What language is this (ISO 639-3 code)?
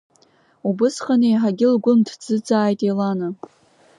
abk